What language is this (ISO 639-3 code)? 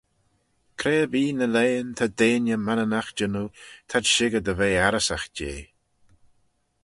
glv